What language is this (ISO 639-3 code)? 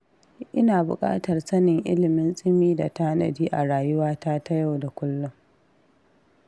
hau